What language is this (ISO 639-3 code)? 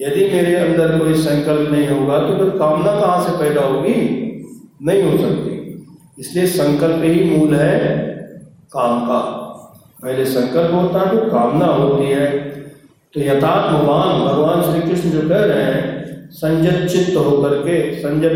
hin